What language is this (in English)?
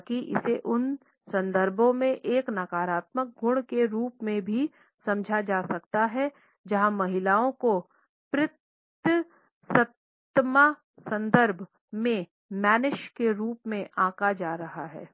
Hindi